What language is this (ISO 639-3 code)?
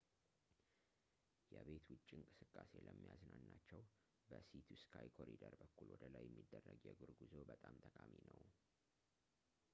amh